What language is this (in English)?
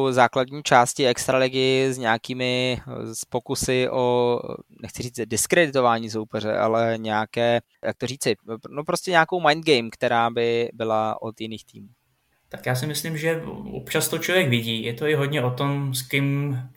Czech